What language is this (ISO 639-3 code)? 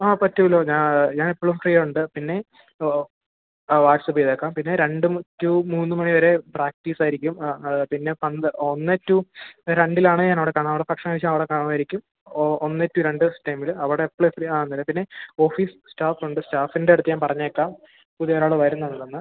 mal